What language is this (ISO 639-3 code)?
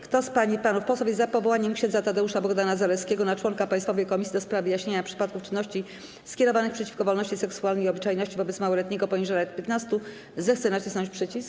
pol